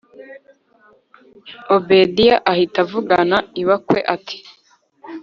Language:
Kinyarwanda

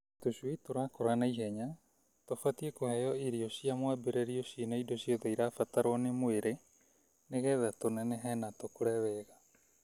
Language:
Kikuyu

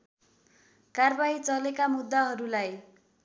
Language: Nepali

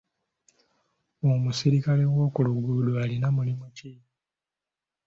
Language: Ganda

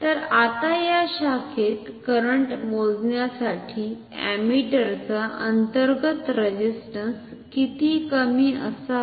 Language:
Marathi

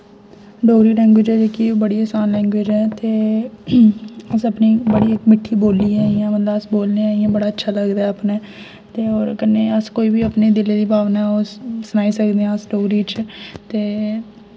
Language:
Dogri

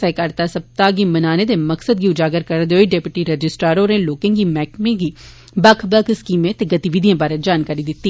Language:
Dogri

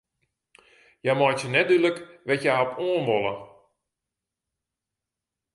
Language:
Western Frisian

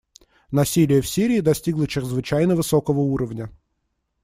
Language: Russian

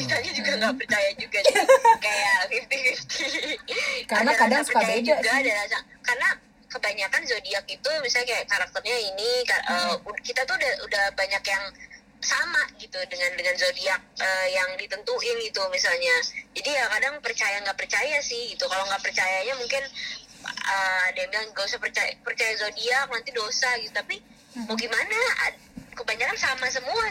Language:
Indonesian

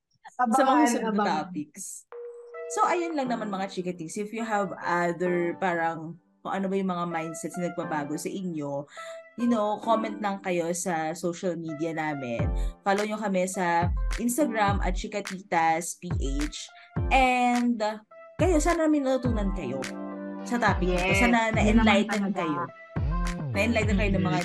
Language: Filipino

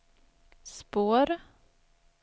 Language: Swedish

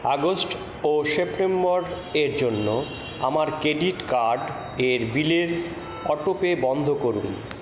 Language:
Bangla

